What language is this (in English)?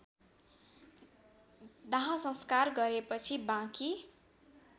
Nepali